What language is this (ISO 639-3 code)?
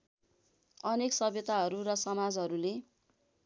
nep